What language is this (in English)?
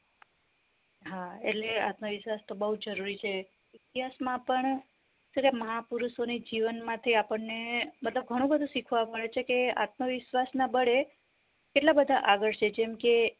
Gujarati